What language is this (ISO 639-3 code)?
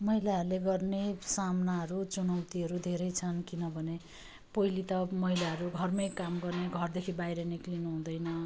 nep